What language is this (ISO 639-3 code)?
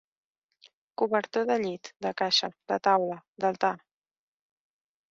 cat